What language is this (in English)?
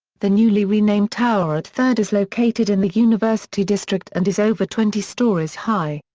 English